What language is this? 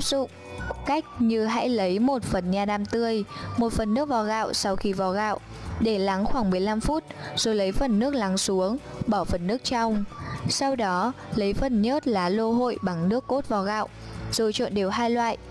Vietnamese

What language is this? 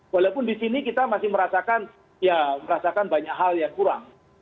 Indonesian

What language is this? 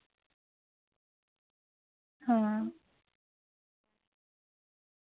Dogri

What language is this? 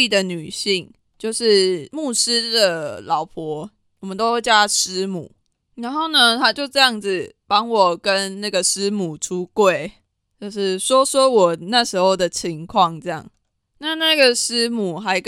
Chinese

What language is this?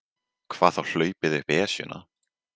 Icelandic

